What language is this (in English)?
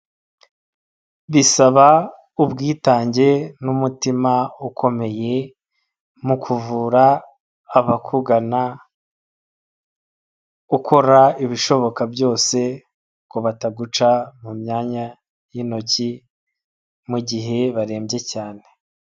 Kinyarwanda